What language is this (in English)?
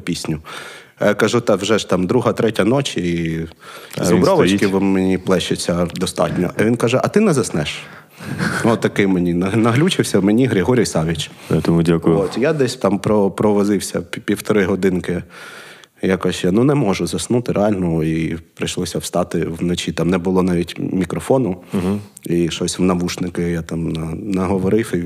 Ukrainian